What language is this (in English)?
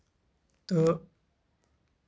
Kashmiri